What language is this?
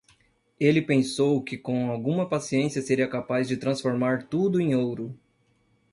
Portuguese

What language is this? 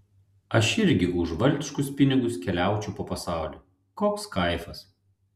Lithuanian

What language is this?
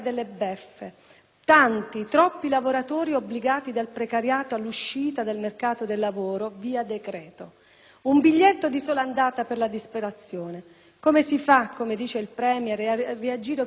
Italian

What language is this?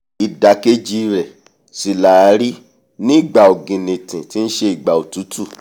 Yoruba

